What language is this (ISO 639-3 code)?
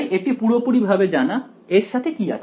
ben